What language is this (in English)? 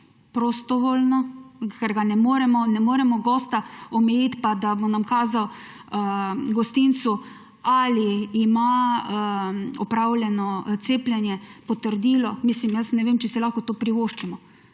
Slovenian